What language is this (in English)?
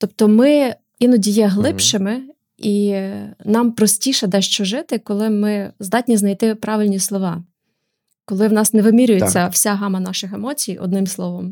Ukrainian